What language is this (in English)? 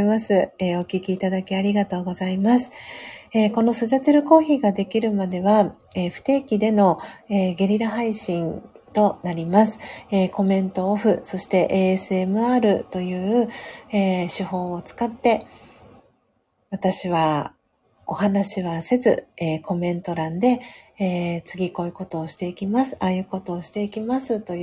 Japanese